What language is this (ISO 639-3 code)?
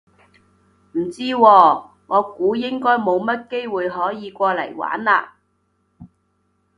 yue